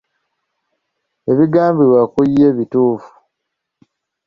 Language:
Ganda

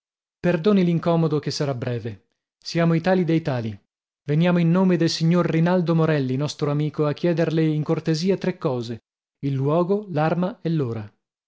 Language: Italian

